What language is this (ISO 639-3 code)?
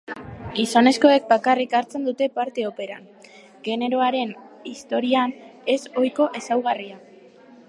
eus